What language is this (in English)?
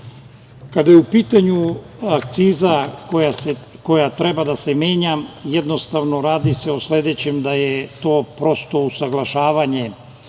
Serbian